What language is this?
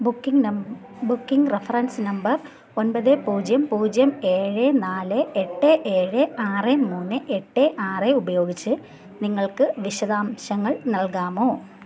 Malayalam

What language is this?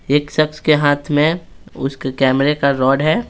Hindi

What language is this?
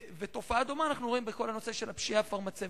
Hebrew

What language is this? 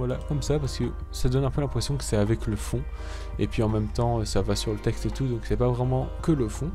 French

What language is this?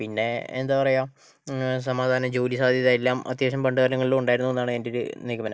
Malayalam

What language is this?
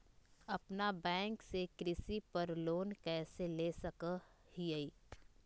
Magahi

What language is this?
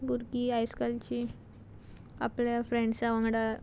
Konkani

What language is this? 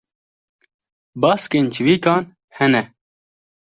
Kurdish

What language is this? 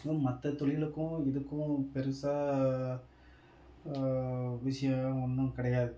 Tamil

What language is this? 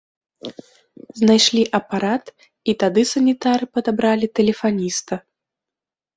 Belarusian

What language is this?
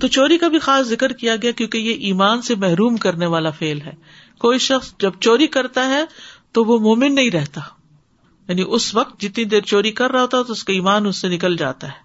Urdu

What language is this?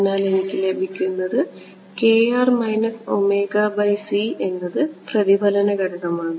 Malayalam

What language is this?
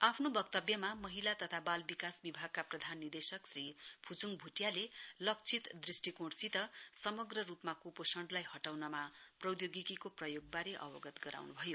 Nepali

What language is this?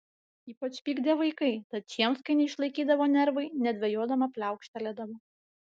Lithuanian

